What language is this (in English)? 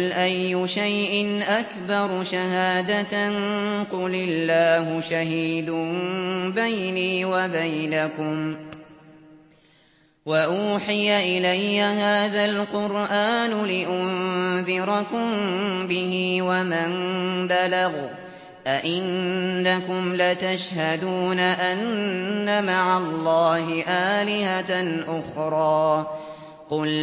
Arabic